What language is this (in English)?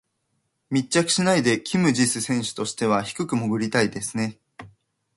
Japanese